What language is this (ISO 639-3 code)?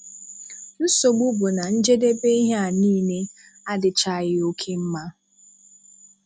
ibo